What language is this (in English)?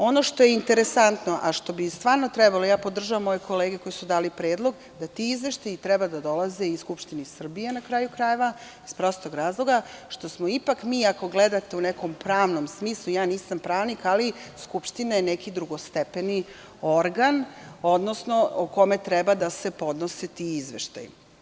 Serbian